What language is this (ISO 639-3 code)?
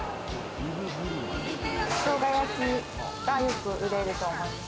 jpn